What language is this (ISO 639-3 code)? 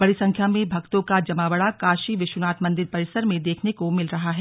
hin